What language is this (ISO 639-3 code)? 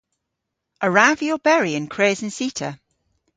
cor